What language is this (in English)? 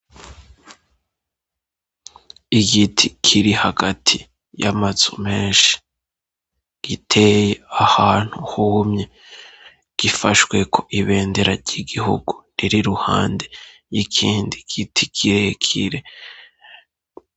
Rundi